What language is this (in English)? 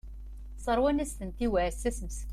Kabyle